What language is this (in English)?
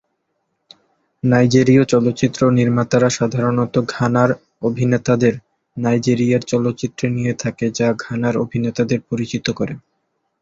Bangla